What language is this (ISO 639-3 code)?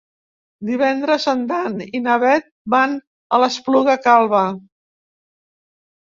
cat